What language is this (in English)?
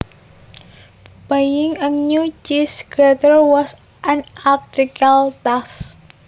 Javanese